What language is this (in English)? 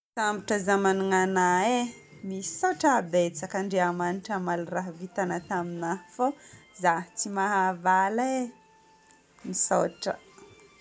Northern Betsimisaraka Malagasy